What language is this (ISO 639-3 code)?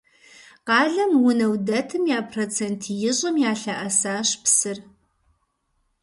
kbd